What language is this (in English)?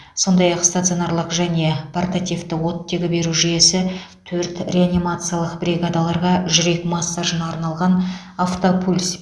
Kazakh